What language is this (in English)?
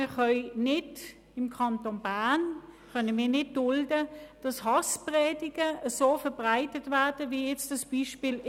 Swiss German